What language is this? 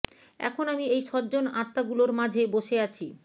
Bangla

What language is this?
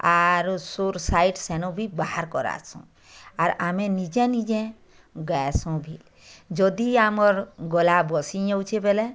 Odia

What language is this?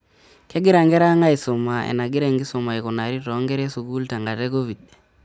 Masai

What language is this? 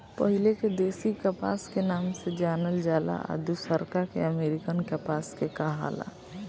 Bhojpuri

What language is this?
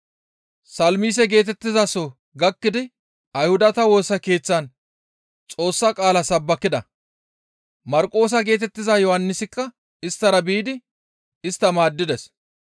Gamo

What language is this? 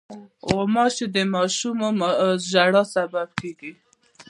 Pashto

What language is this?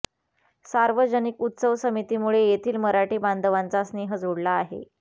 Marathi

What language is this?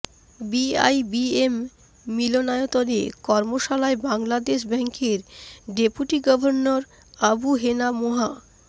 Bangla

